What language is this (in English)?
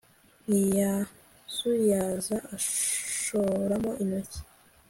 Kinyarwanda